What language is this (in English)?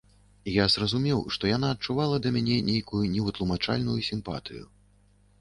Belarusian